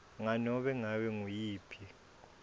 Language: Swati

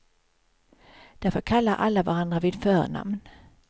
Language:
Swedish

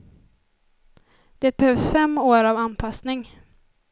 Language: Swedish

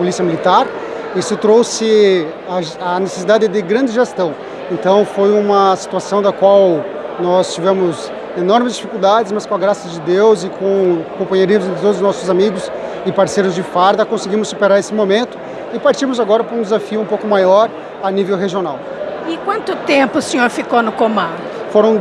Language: Portuguese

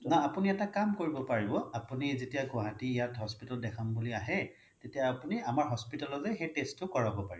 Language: Assamese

